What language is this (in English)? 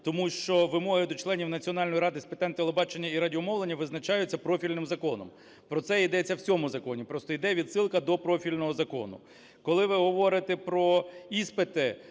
Ukrainian